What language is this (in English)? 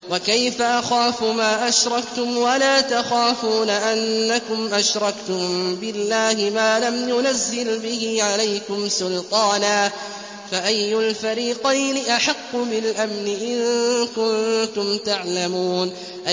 Arabic